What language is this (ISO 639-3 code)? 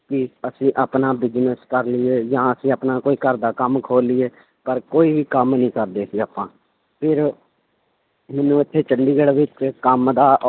pan